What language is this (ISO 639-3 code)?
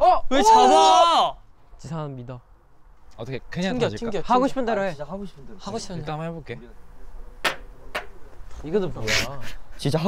kor